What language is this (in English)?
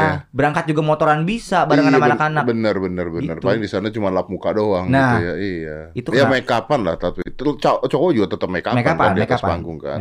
Indonesian